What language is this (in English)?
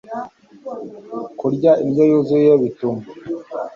Kinyarwanda